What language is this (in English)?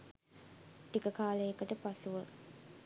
Sinhala